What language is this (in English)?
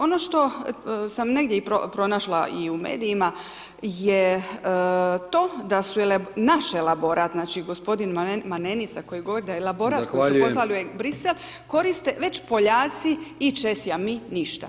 Croatian